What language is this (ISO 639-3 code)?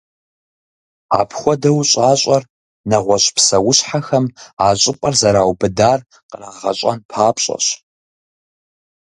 kbd